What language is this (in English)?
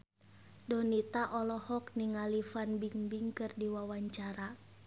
Sundanese